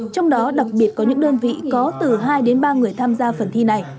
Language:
Vietnamese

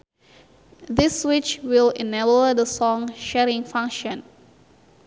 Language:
Sundanese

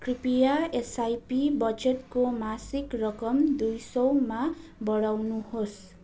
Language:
Nepali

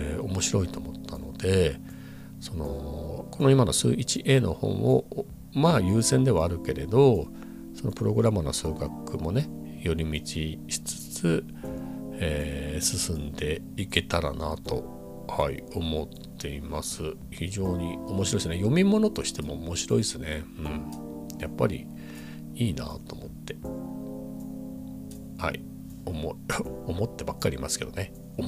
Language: Japanese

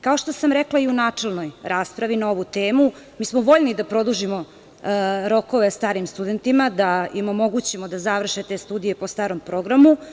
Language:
Serbian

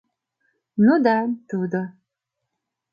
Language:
Mari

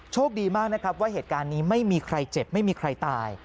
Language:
Thai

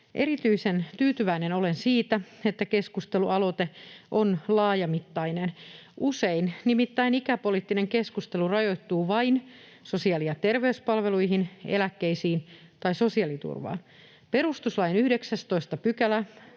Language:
Finnish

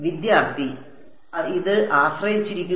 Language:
Malayalam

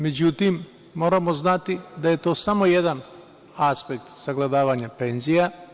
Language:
Serbian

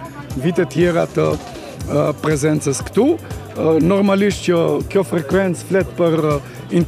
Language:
Romanian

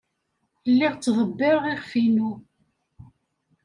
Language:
Kabyle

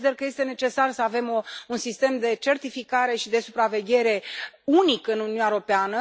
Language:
Romanian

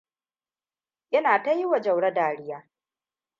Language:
Hausa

